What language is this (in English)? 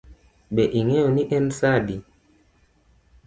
Luo (Kenya and Tanzania)